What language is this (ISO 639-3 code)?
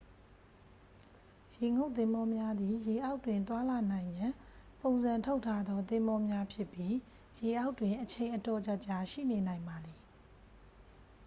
mya